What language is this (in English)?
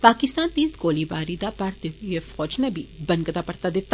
Dogri